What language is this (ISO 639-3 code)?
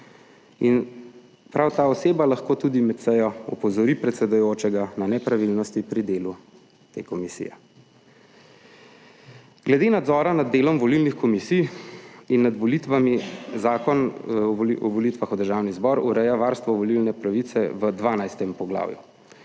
slv